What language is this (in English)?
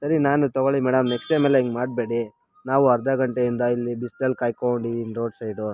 Kannada